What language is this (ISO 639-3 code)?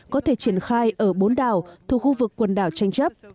vie